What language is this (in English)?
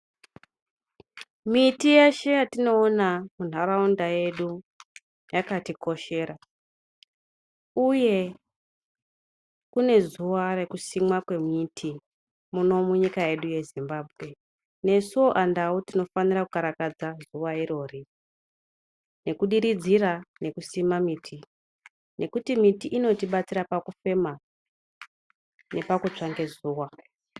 Ndau